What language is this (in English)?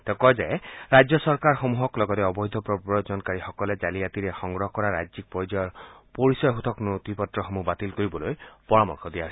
Assamese